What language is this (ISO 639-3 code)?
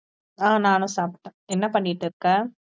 tam